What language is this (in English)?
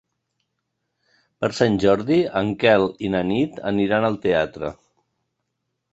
Catalan